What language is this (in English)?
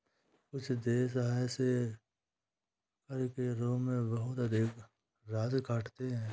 Hindi